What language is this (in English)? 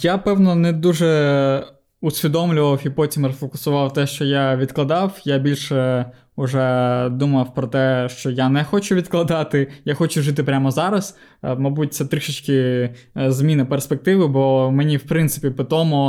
Ukrainian